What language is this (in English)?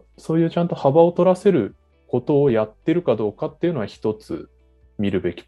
Japanese